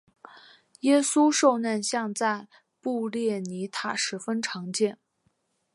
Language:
Chinese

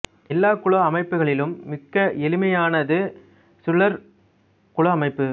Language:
Tamil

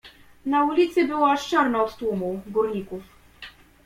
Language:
Polish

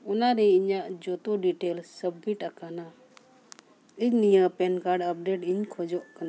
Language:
Santali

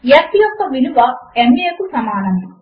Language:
Telugu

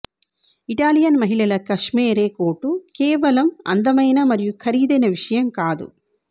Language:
Telugu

